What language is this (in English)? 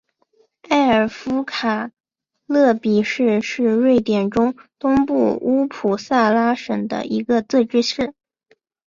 Chinese